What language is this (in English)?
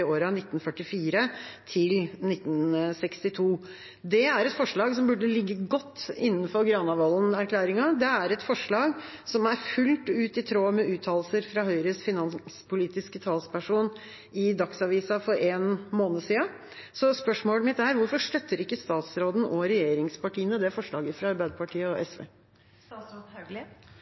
Norwegian Bokmål